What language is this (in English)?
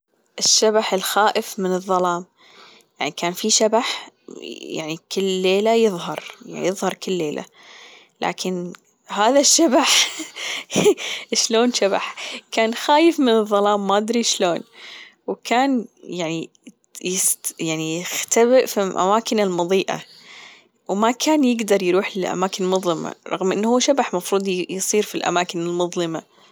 Gulf Arabic